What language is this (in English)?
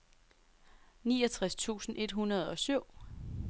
Danish